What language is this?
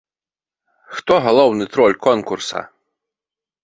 Belarusian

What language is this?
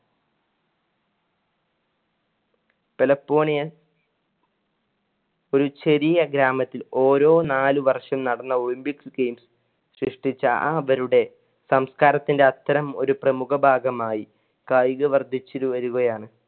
Malayalam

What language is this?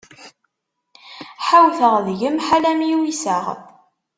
Kabyle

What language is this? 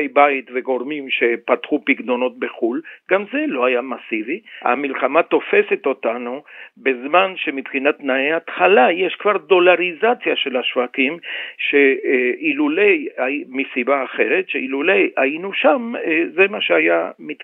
Hebrew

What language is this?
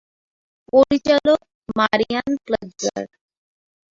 Bangla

